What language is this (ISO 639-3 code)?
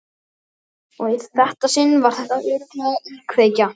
isl